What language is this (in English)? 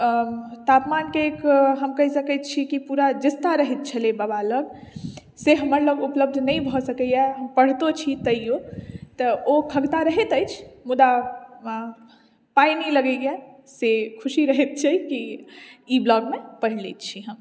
Maithili